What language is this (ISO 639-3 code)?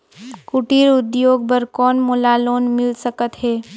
hne